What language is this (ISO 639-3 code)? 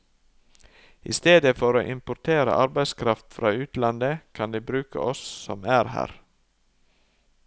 nor